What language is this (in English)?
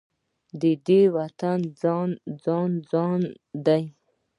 Pashto